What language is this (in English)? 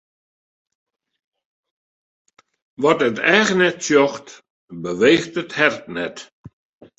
Western Frisian